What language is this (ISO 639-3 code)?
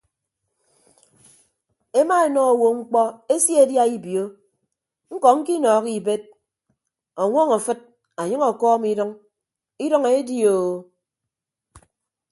ibb